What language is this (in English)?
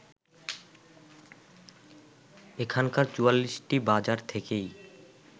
Bangla